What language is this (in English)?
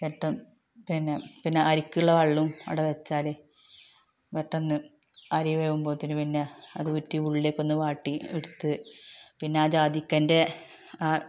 Malayalam